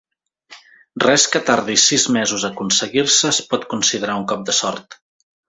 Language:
Catalan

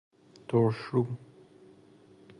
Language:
Persian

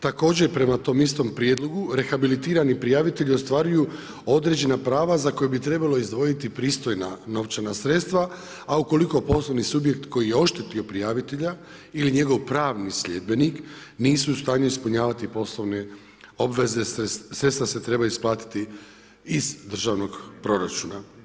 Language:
Croatian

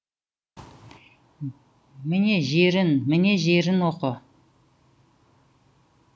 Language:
Kazakh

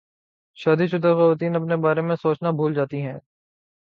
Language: Urdu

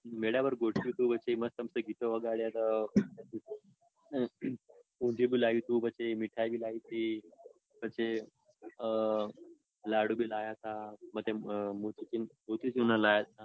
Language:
Gujarati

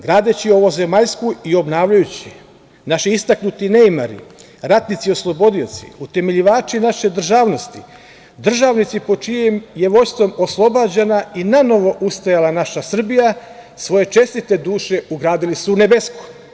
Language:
Serbian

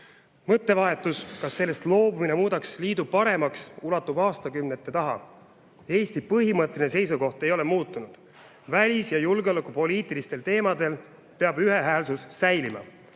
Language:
Estonian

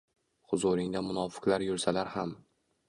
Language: Uzbek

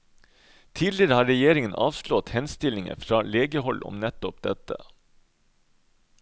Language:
Norwegian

